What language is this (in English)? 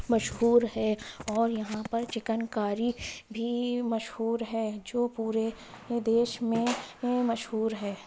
Urdu